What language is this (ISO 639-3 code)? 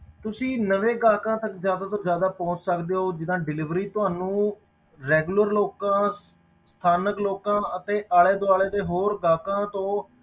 pan